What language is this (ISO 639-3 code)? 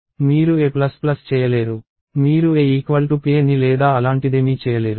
tel